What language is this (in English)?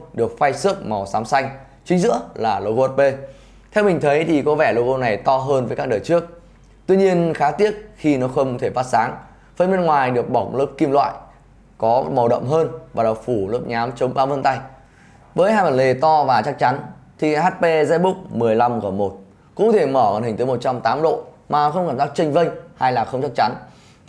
Vietnamese